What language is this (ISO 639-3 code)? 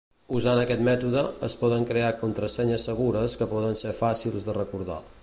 cat